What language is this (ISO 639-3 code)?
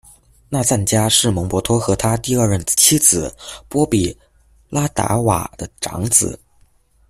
zho